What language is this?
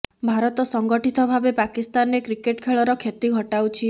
Odia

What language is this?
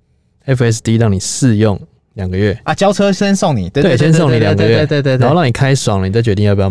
Chinese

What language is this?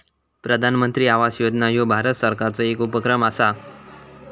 Marathi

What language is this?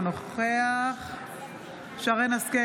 Hebrew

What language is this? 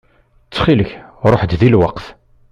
Kabyle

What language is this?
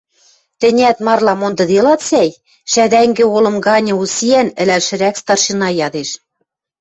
Western Mari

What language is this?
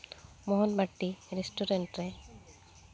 Santali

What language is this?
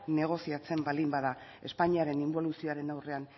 Basque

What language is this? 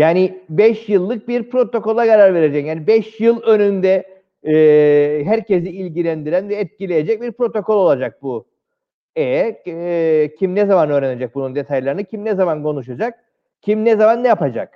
Turkish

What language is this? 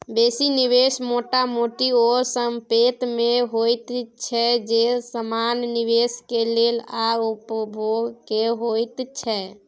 Maithili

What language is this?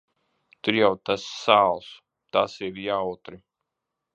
Latvian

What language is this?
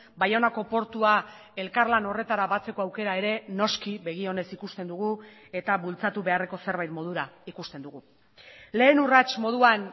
Basque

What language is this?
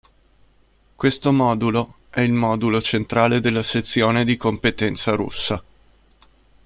Italian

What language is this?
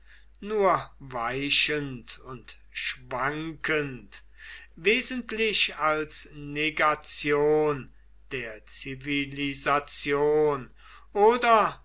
German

